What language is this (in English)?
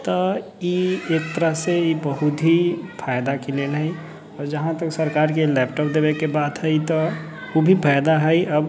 Maithili